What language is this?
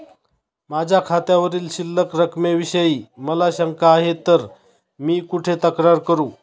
Marathi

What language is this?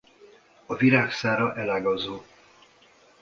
Hungarian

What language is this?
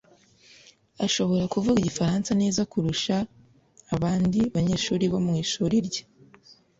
Kinyarwanda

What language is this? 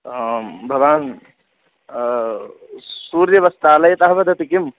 Sanskrit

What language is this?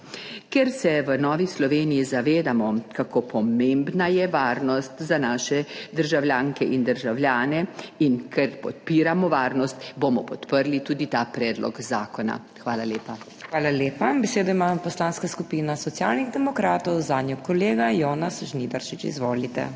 Slovenian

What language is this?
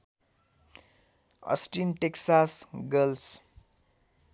Nepali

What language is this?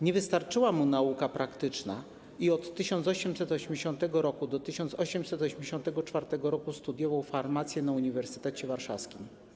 Polish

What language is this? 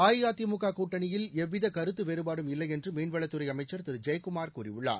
Tamil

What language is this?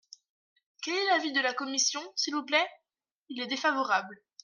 French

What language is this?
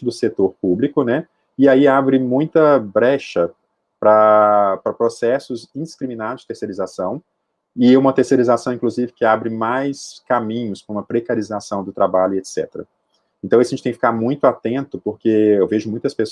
Portuguese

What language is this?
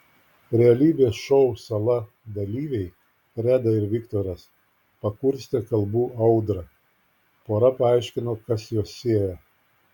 Lithuanian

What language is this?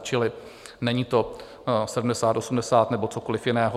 Czech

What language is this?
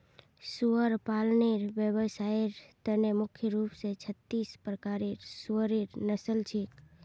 Magahi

